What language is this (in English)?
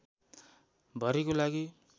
Nepali